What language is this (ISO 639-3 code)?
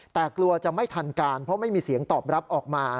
tha